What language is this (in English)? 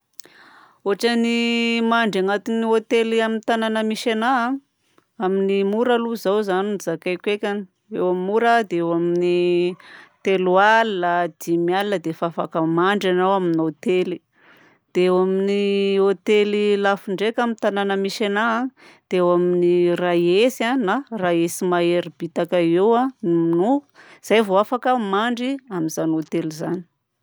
Southern Betsimisaraka Malagasy